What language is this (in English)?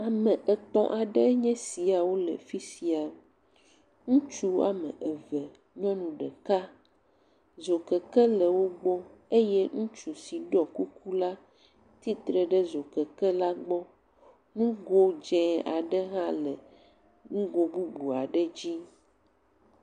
Ewe